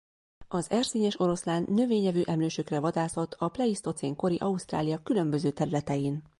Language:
Hungarian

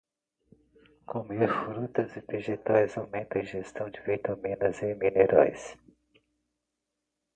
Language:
Portuguese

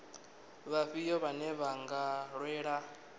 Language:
Venda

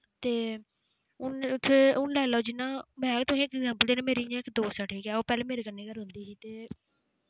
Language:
Dogri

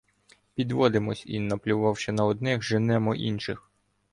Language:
Ukrainian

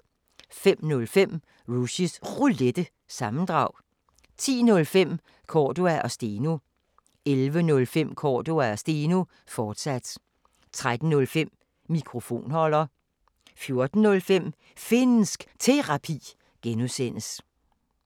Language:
Danish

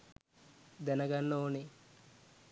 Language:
Sinhala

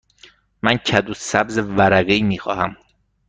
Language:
Persian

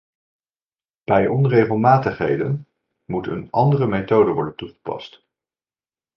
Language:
Dutch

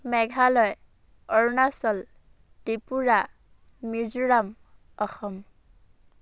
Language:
Assamese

